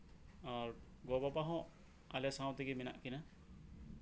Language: Santali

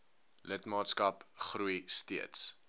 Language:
Afrikaans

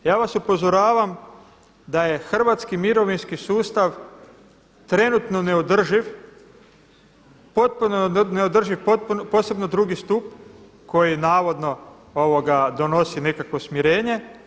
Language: Croatian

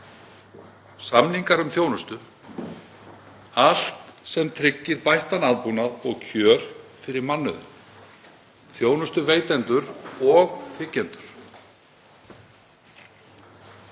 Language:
Icelandic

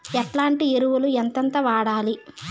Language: Telugu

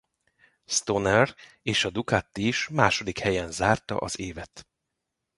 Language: Hungarian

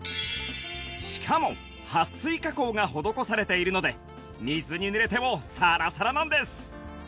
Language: Japanese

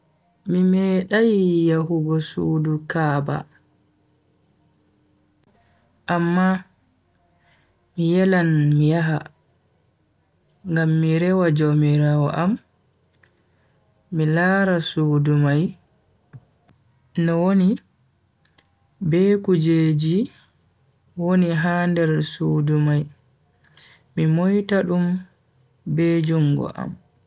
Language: Bagirmi Fulfulde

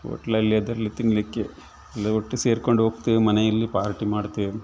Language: Kannada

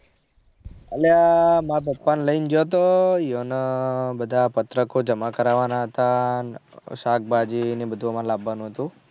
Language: Gujarati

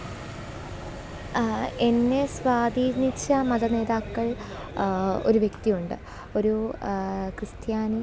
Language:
Malayalam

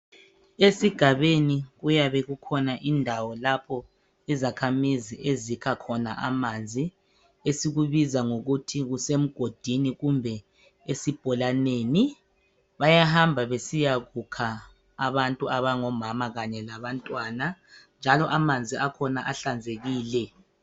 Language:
North Ndebele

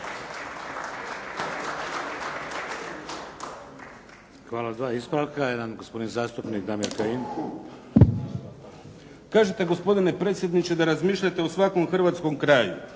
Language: Croatian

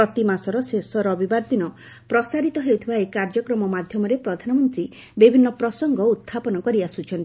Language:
Odia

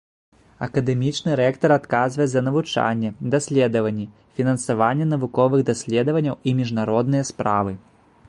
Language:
Belarusian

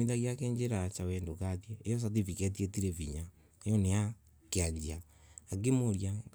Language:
Embu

